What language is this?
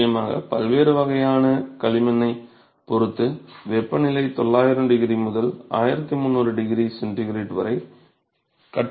Tamil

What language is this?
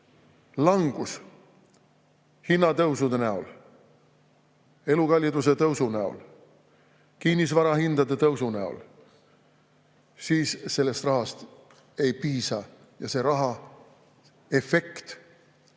Estonian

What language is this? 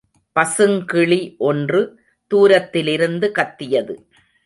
Tamil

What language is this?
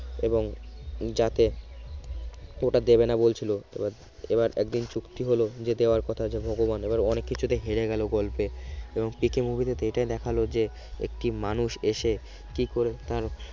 Bangla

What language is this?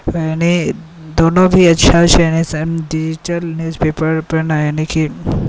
Maithili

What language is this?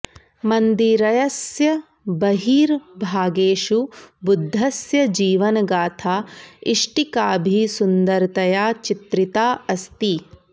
Sanskrit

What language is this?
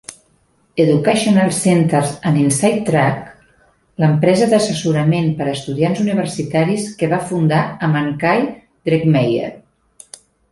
Catalan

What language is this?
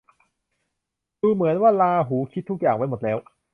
Thai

